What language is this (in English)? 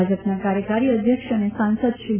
Gujarati